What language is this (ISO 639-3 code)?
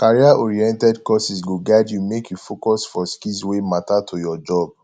pcm